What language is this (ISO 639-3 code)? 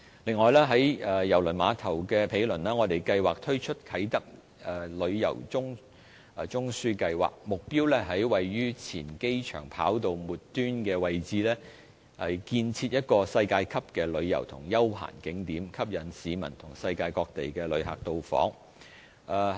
yue